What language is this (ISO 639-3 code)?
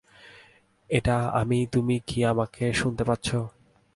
ben